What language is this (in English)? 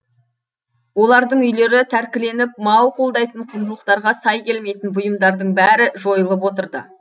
Kazakh